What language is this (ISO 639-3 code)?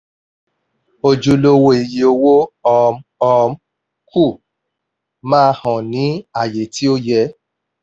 yor